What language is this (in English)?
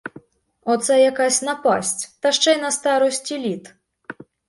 Ukrainian